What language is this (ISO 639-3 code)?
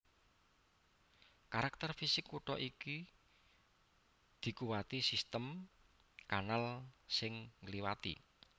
jav